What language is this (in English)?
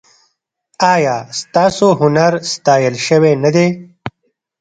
Pashto